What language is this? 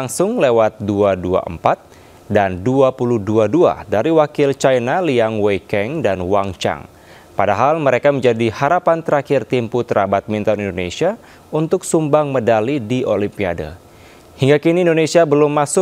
Indonesian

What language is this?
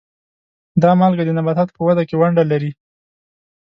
Pashto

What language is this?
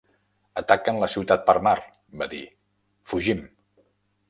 Catalan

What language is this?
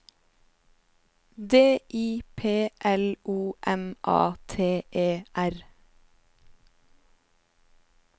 Norwegian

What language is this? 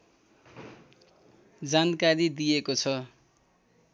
Nepali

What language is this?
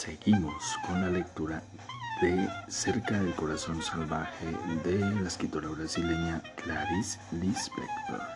Spanish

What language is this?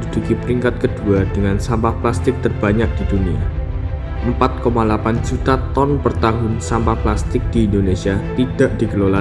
Indonesian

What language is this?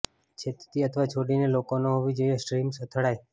Gujarati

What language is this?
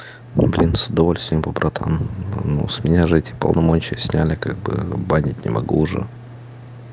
Russian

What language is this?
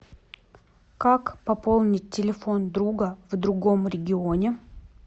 Russian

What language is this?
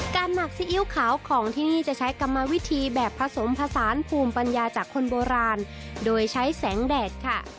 Thai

